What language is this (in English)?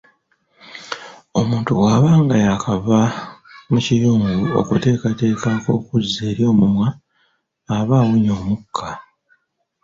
Ganda